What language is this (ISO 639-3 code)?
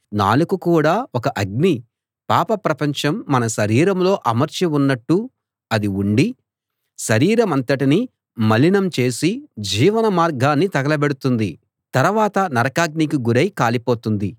tel